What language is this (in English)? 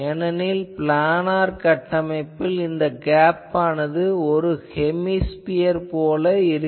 Tamil